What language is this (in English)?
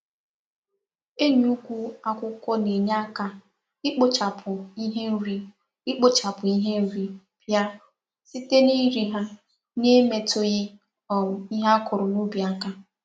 Igbo